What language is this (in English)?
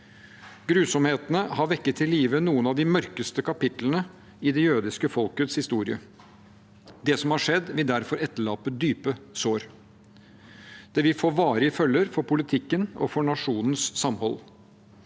Norwegian